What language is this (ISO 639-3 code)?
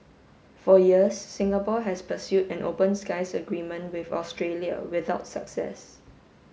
eng